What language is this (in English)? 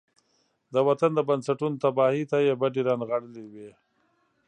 Pashto